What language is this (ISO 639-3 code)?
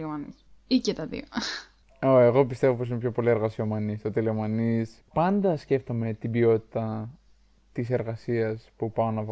ell